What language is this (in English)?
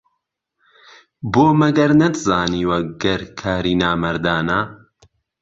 Central Kurdish